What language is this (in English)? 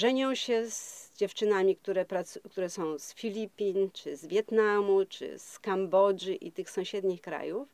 Polish